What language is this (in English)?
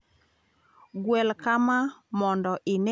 Luo (Kenya and Tanzania)